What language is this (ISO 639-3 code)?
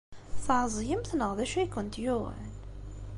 kab